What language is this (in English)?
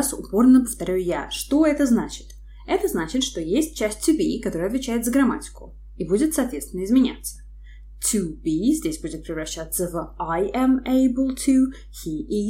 Russian